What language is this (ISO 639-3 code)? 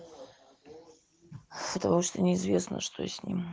rus